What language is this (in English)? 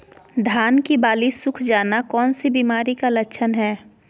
Magahi